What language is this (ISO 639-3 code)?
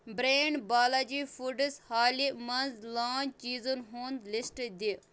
kas